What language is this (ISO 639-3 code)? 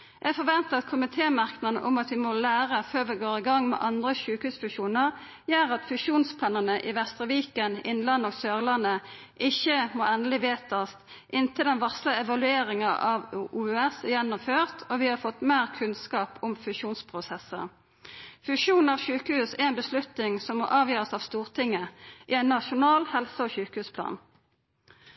nno